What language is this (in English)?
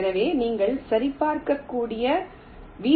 Tamil